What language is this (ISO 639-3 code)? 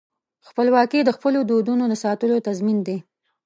pus